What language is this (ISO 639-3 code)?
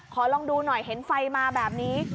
tha